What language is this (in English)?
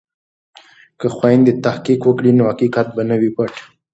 Pashto